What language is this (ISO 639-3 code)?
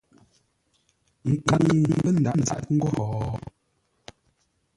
nla